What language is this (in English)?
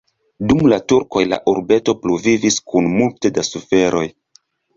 Esperanto